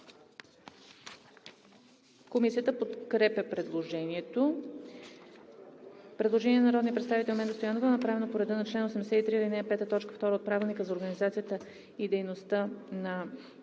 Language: Bulgarian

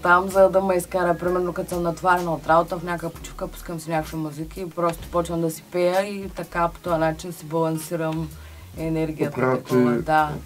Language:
Bulgarian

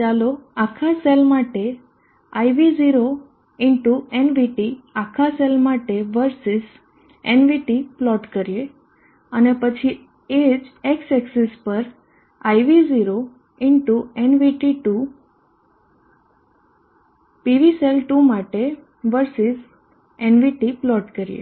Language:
Gujarati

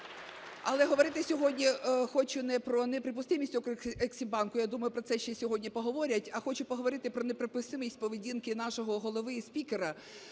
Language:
Ukrainian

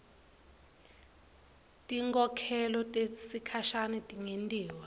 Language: Swati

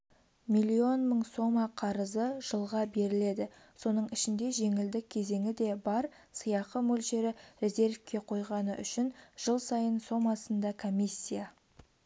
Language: Kazakh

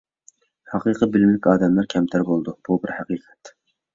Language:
Uyghur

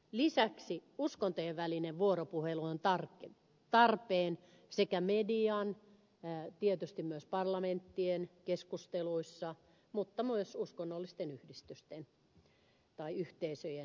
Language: Finnish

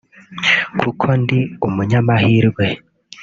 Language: Kinyarwanda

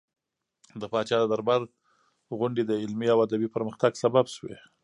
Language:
Pashto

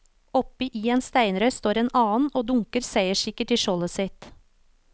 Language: Norwegian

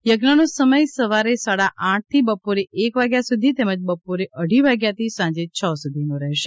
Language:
Gujarati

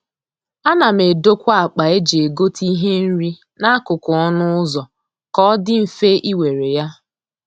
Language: Igbo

